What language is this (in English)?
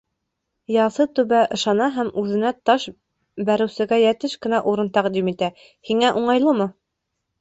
Bashkir